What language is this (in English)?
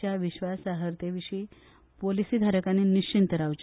Konkani